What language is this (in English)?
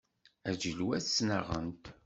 Kabyle